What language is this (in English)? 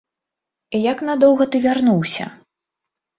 Belarusian